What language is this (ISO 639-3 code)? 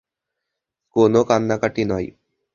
ben